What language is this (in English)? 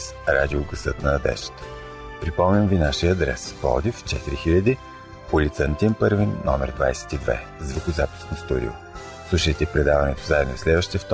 Bulgarian